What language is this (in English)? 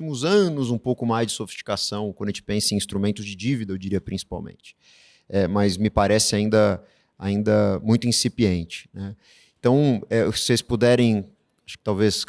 Portuguese